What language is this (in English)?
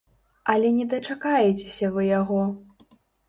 Belarusian